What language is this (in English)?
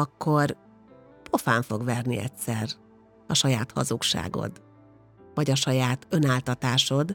Hungarian